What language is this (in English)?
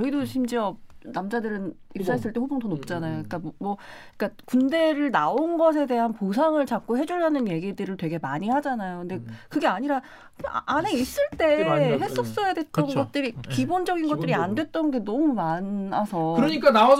Korean